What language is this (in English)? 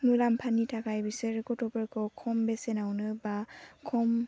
Bodo